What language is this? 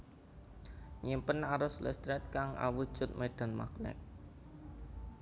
Javanese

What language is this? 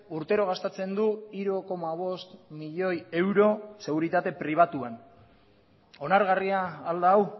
Basque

